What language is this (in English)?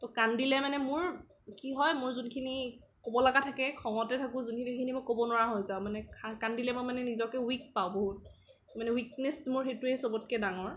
Assamese